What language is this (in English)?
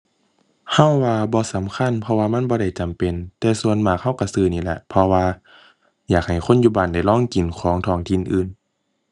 Thai